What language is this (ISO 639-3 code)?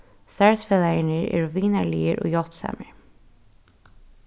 fao